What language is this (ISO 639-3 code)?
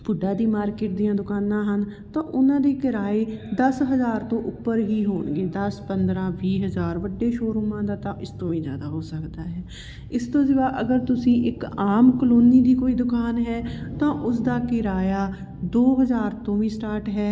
pan